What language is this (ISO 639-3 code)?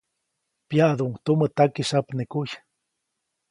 zoc